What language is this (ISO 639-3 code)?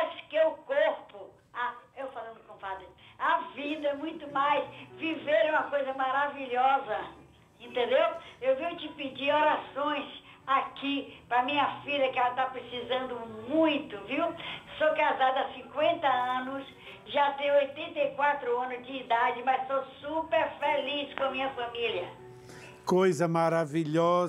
por